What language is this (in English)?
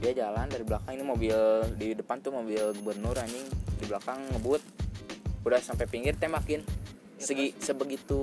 Indonesian